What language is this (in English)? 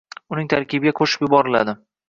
Uzbek